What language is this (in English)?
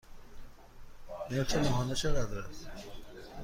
Persian